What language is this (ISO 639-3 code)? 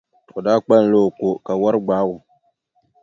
dag